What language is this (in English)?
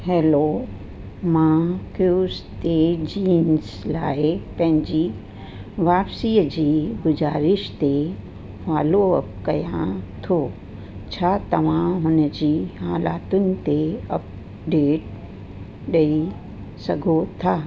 Sindhi